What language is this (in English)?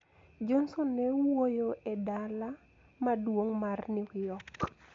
Luo (Kenya and Tanzania)